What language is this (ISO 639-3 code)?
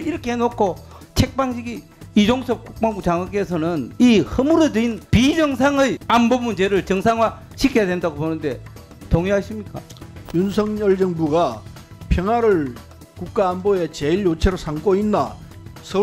kor